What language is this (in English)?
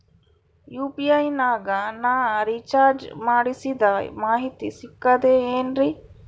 Kannada